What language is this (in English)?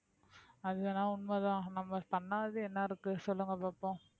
Tamil